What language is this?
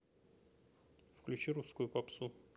Russian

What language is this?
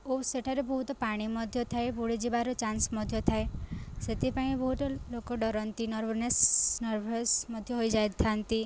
Odia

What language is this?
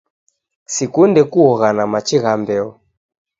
Taita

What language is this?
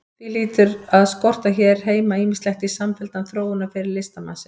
Icelandic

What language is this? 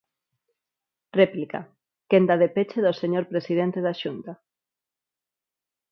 Galician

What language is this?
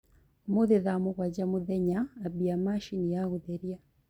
Kikuyu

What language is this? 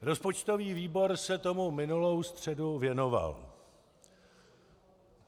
Czech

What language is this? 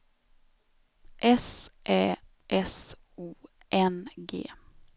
Swedish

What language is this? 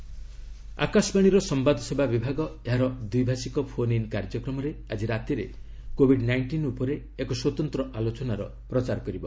Odia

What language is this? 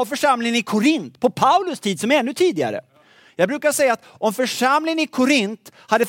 Swedish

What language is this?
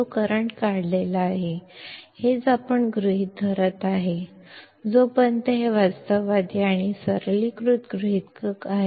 Kannada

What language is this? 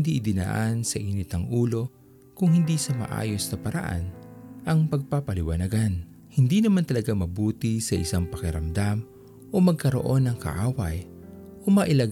Filipino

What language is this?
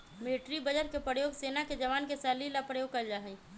Magahi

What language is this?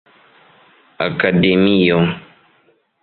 Esperanto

